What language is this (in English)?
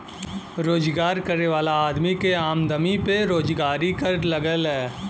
Bhojpuri